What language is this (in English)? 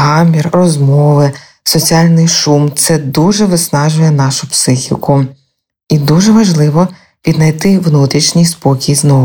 Ukrainian